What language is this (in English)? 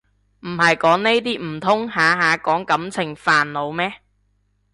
Cantonese